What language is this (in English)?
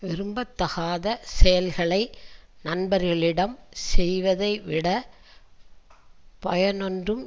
Tamil